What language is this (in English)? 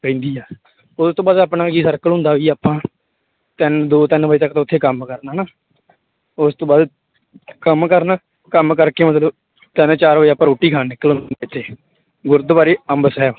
Punjabi